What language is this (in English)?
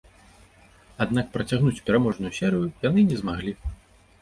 Belarusian